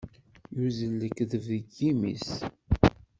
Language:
Kabyle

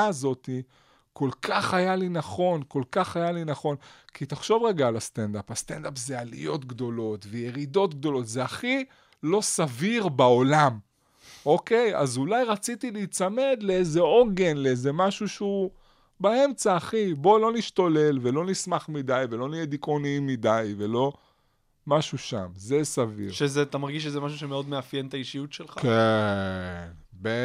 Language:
Hebrew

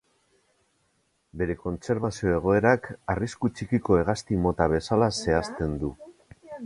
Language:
Basque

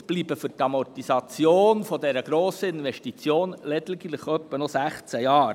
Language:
Swiss German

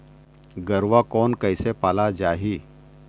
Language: Chhattisgarhi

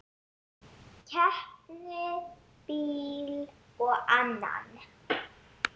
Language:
Icelandic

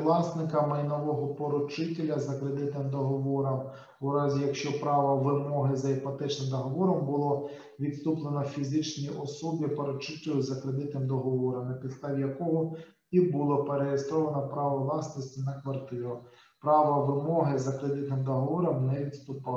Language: Ukrainian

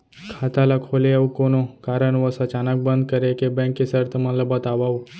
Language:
Chhattisgarhi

